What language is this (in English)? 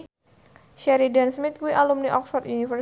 Javanese